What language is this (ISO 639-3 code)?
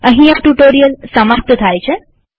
guj